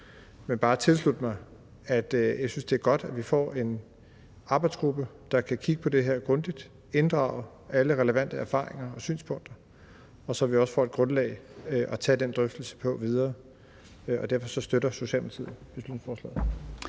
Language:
Danish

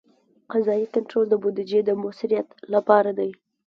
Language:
Pashto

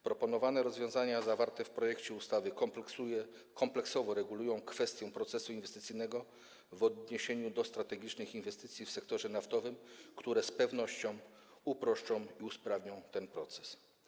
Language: Polish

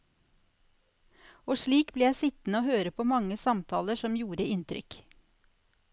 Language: Norwegian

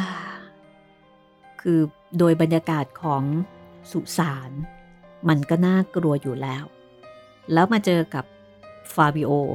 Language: Thai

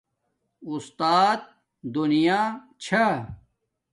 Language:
Domaaki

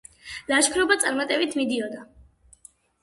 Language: Georgian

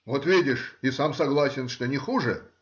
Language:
Russian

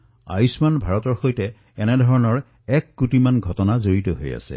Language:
Assamese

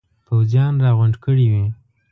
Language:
Pashto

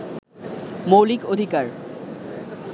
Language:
Bangla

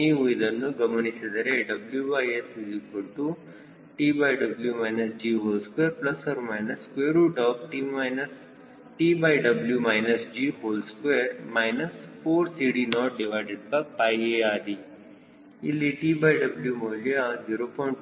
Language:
Kannada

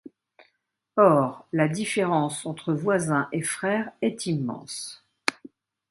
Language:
French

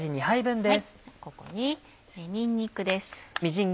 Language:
Japanese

